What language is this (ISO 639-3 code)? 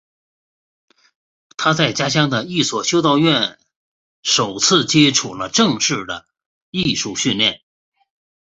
zho